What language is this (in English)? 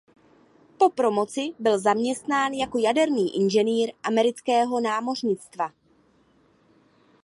Czech